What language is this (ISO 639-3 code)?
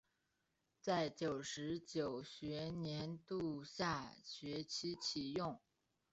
zho